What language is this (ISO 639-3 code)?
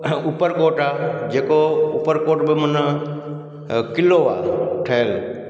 snd